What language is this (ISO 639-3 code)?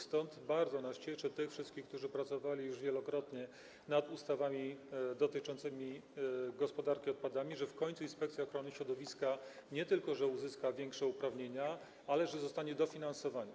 pol